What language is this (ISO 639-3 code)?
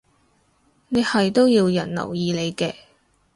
yue